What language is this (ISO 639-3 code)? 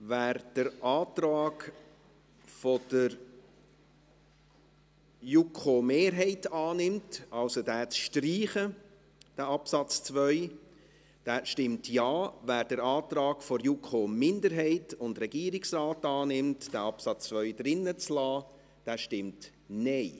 gsw